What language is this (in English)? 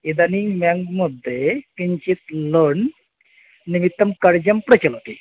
Sanskrit